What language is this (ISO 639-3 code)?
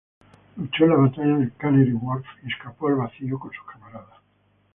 spa